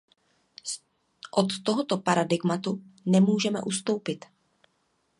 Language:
Czech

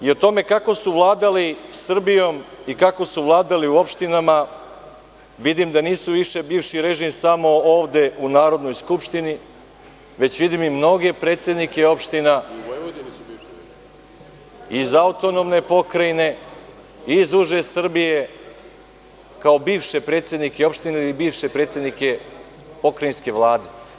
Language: Serbian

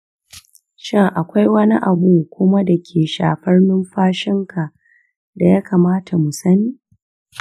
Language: Hausa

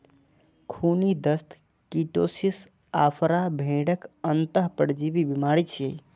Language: Maithili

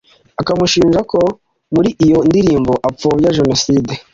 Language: Kinyarwanda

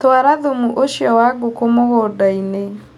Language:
Kikuyu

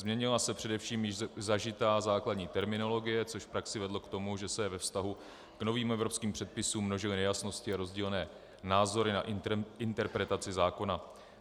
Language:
Czech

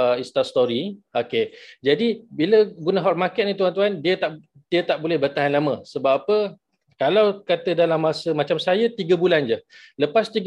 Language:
Malay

